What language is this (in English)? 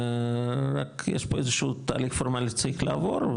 Hebrew